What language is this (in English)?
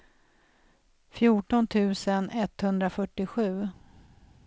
Swedish